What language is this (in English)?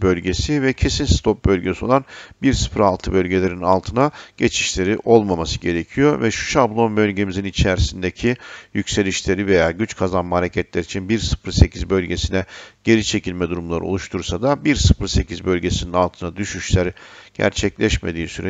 Turkish